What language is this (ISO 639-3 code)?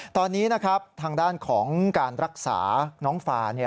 tha